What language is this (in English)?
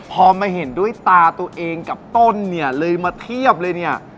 Thai